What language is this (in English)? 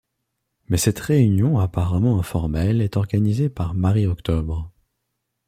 French